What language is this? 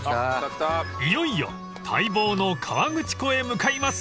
Japanese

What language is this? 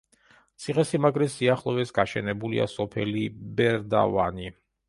Georgian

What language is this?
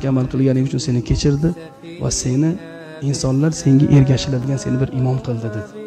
Turkish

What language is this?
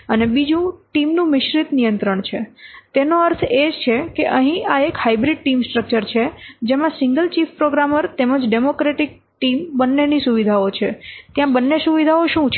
Gujarati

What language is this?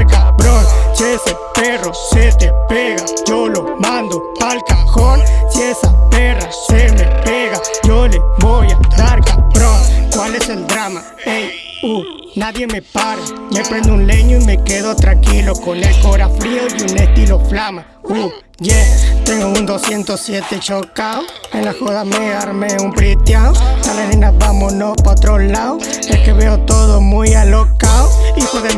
Spanish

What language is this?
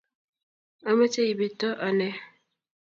Kalenjin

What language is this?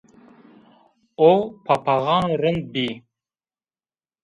Zaza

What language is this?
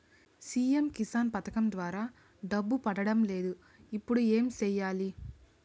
Telugu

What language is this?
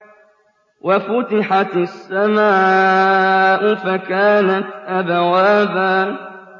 Arabic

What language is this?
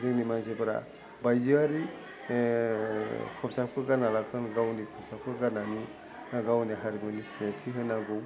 Bodo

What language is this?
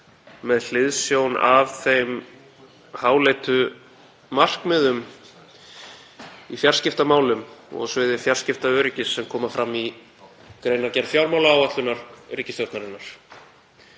Icelandic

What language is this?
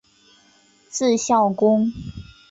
Chinese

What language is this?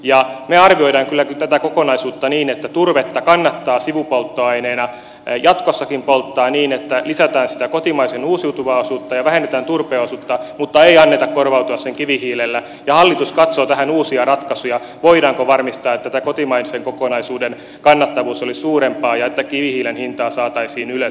Finnish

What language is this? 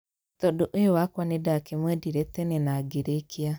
Kikuyu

